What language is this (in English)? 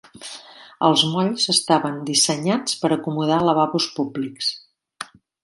Catalan